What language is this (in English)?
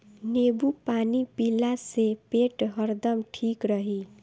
Bhojpuri